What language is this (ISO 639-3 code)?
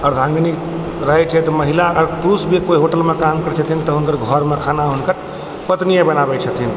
mai